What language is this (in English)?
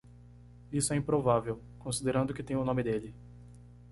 Portuguese